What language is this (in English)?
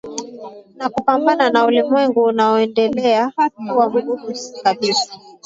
Swahili